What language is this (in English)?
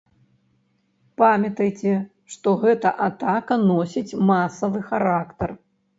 Belarusian